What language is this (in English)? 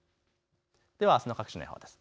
Japanese